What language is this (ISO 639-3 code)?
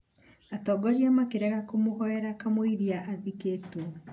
kik